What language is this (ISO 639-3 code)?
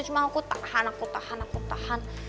ind